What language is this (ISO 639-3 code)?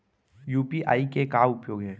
hne